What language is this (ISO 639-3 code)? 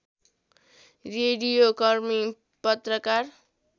nep